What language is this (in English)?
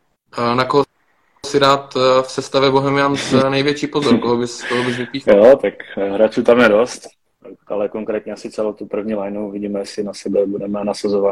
Czech